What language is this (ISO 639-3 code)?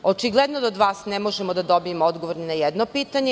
srp